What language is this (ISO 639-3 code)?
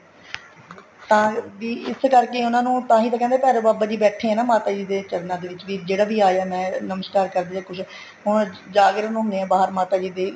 pan